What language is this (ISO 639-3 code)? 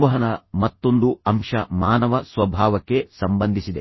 kan